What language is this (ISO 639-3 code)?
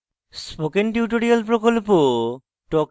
ben